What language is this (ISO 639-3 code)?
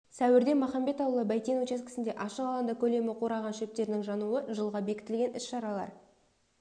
kaz